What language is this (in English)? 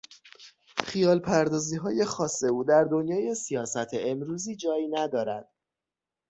Persian